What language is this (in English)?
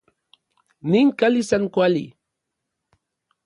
Orizaba Nahuatl